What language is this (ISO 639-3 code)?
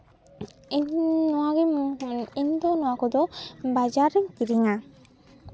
sat